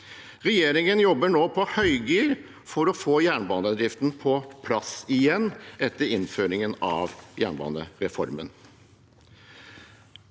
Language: Norwegian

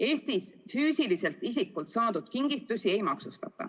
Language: Estonian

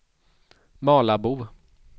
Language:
Swedish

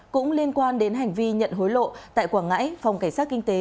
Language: Vietnamese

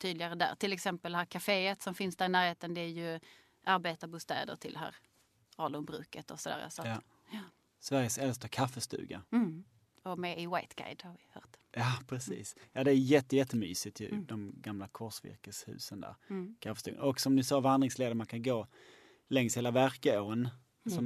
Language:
Swedish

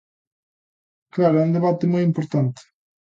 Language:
Galician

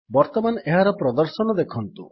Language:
Odia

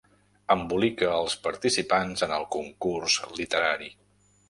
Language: Catalan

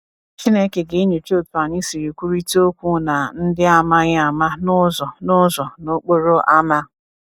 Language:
Igbo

